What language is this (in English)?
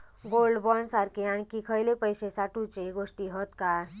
Marathi